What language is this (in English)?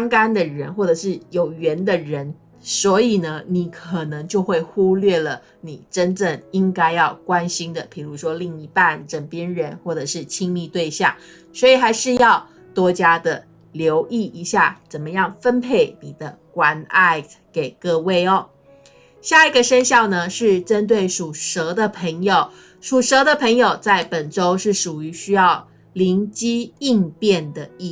Chinese